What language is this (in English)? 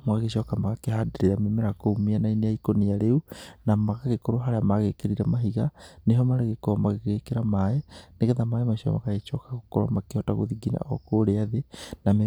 Kikuyu